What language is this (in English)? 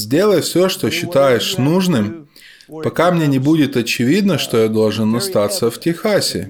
Russian